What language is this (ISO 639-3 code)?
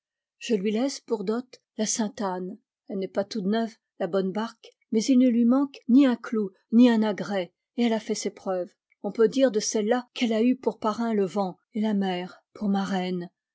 fra